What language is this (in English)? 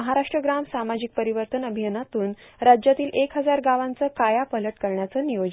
Marathi